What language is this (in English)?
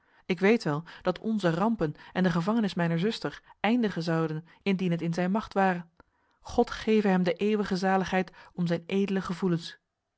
Dutch